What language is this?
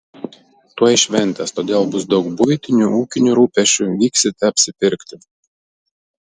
Lithuanian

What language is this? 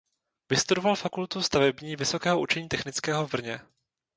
Czech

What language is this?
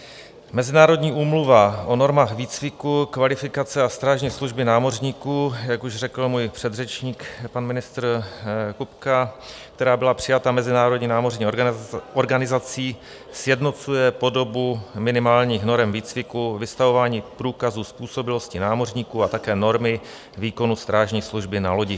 Czech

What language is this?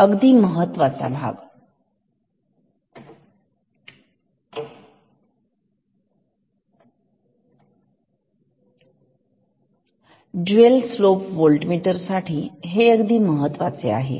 Marathi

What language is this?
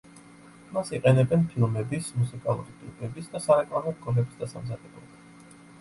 Georgian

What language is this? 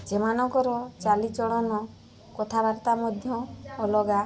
Odia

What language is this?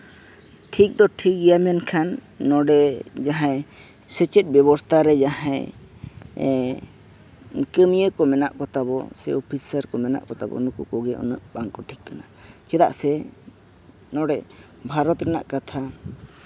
Santali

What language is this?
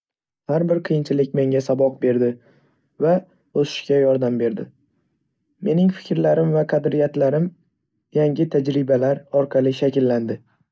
Uzbek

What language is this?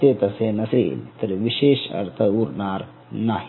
Marathi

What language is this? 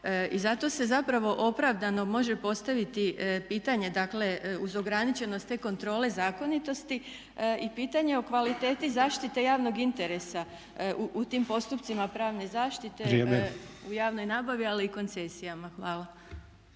Croatian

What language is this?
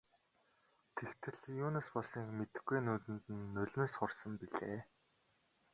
Mongolian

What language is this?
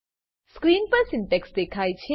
Gujarati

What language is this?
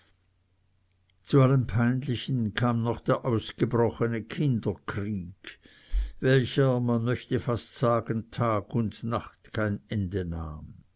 German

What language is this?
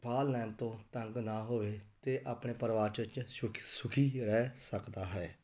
Punjabi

